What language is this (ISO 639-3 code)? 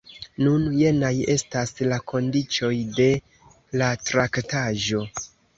epo